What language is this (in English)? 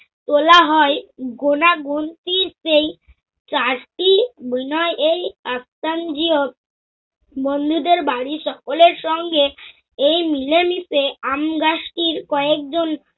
Bangla